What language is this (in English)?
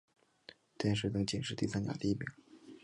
Chinese